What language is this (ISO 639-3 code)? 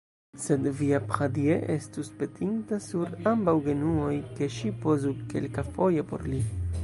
epo